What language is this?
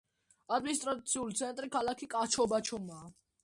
Georgian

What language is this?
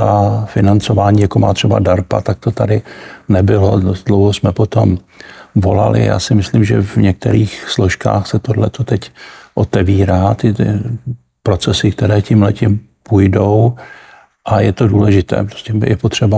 Czech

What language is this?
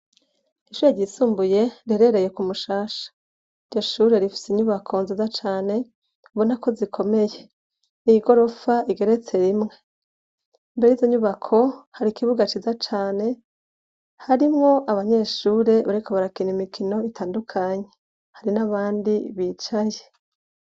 Rundi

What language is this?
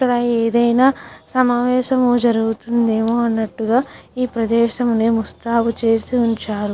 Telugu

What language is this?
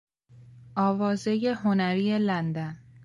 Persian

